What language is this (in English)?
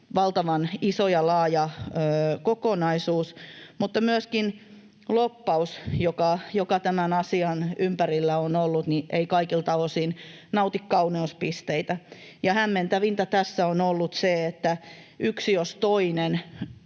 Finnish